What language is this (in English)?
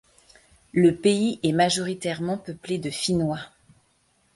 French